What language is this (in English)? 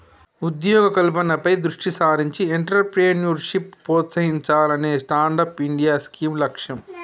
Telugu